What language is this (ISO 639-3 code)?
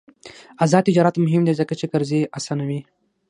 pus